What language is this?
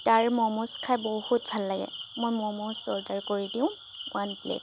Assamese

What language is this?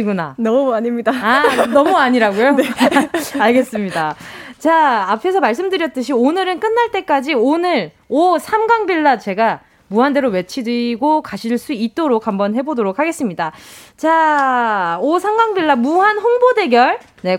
Korean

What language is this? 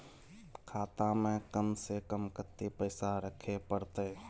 Maithili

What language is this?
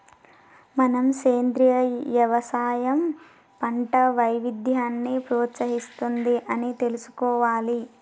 Telugu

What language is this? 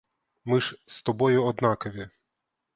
Ukrainian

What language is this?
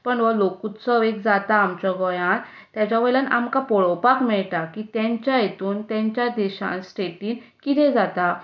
Konkani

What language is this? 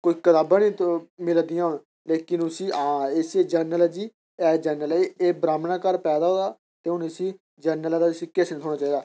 Dogri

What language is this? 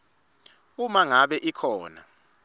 Swati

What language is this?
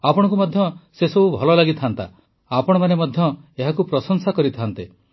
Odia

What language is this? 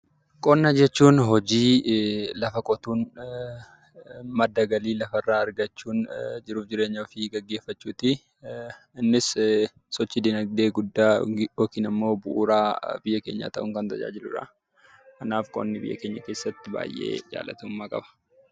Oromo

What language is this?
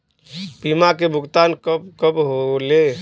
Bhojpuri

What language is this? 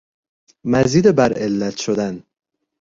Persian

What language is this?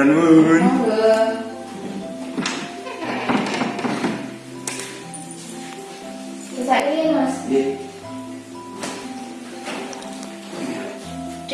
Indonesian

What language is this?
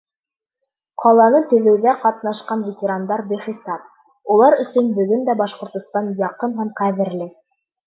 Bashkir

